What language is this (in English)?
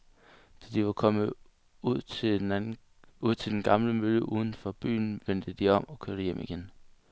Danish